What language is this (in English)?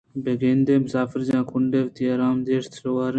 Eastern Balochi